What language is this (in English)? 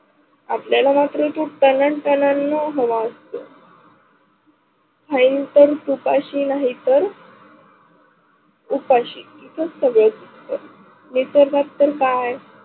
Marathi